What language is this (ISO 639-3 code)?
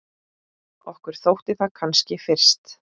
isl